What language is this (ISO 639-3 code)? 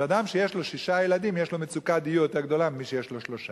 heb